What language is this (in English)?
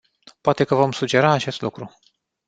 Romanian